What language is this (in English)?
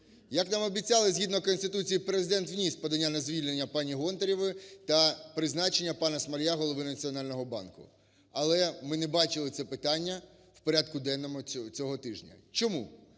Ukrainian